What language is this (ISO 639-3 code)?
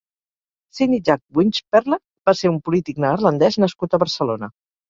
cat